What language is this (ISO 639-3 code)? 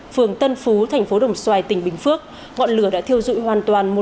vie